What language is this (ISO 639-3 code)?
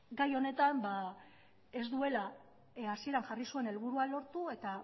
eus